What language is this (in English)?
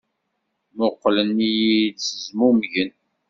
Kabyle